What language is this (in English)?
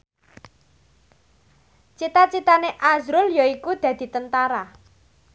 Javanese